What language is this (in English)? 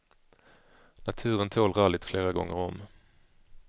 Swedish